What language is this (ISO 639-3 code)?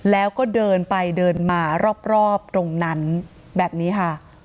tha